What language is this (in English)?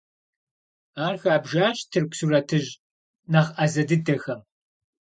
Kabardian